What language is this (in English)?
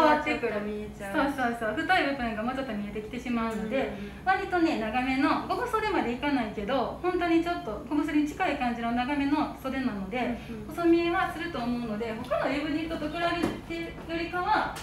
Japanese